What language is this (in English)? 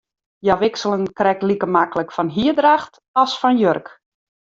Western Frisian